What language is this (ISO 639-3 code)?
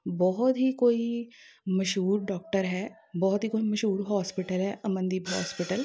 pan